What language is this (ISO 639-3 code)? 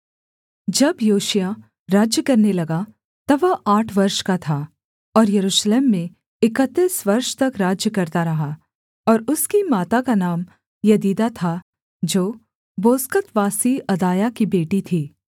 hin